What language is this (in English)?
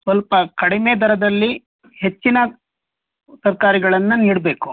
Kannada